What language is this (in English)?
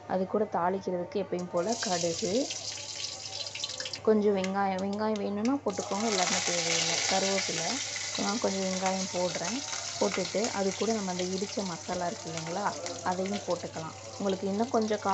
Arabic